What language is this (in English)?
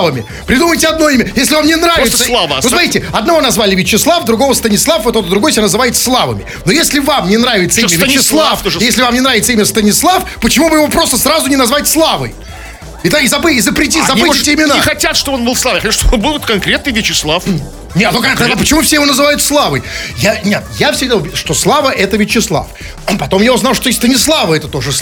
Russian